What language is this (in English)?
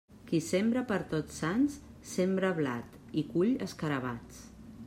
Catalan